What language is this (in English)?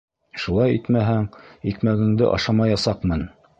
Bashkir